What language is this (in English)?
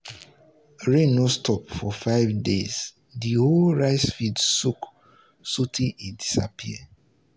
Nigerian Pidgin